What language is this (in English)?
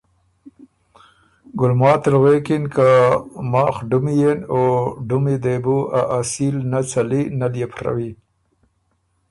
Ormuri